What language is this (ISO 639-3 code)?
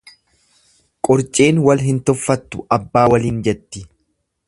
orm